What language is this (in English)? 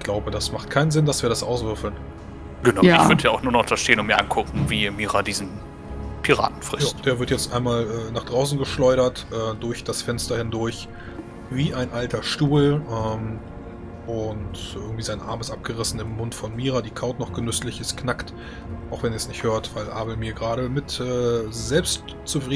German